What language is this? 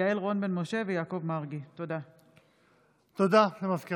Hebrew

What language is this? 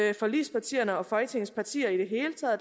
Danish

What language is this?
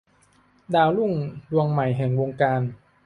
Thai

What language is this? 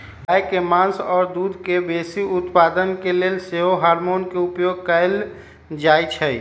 Magahi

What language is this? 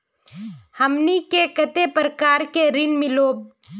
Magahi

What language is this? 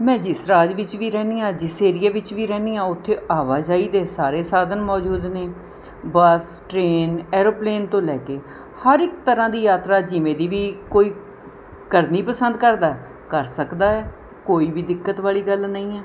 Punjabi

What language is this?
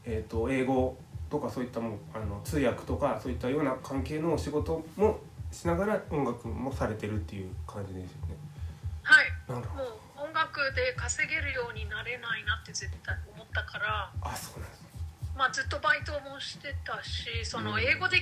Japanese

